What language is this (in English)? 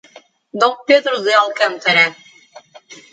Portuguese